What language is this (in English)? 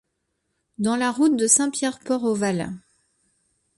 French